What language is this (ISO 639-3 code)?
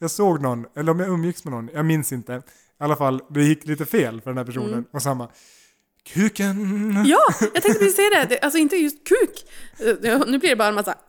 swe